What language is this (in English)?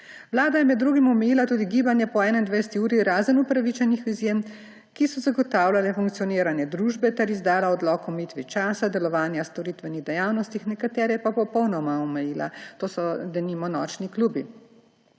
Slovenian